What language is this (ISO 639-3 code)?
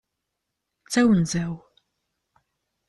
kab